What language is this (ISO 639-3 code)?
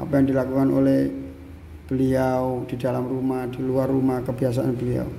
ind